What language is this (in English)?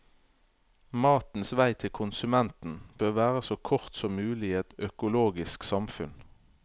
Norwegian